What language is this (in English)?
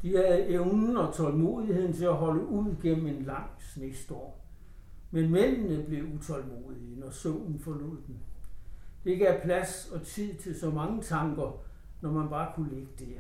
Danish